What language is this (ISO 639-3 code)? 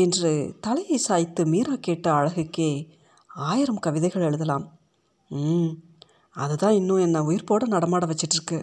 tam